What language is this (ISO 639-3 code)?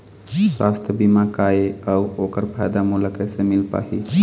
hne